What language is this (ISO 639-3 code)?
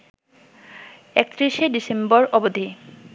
ben